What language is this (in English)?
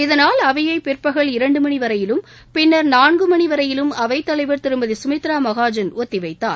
Tamil